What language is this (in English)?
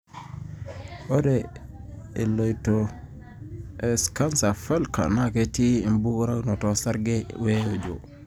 Masai